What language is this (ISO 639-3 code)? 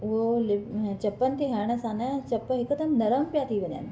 snd